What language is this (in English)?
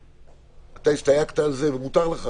Hebrew